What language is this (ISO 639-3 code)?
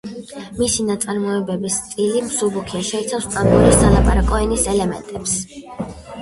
kat